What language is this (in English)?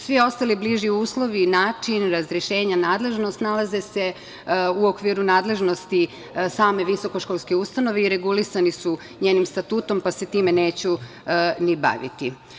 Serbian